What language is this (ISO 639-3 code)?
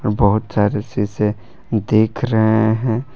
hin